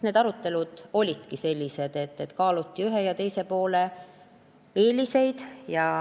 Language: Estonian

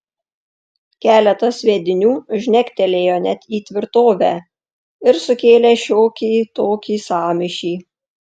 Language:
Lithuanian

